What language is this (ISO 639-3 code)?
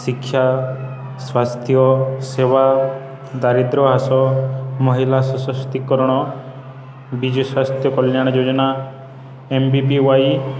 ori